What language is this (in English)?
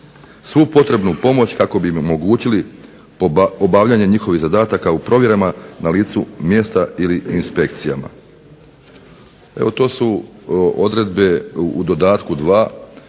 Croatian